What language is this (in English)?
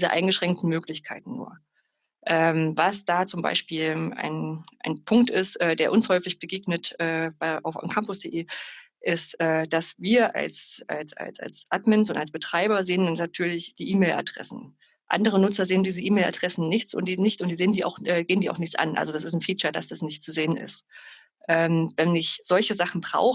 German